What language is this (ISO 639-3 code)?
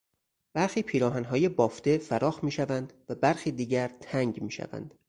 fas